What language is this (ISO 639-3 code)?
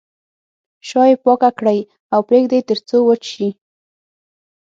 pus